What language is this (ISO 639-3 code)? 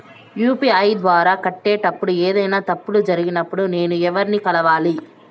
tel